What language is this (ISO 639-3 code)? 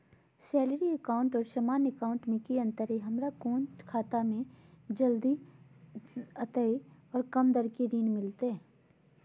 mag